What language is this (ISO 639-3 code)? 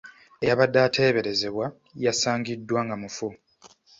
lug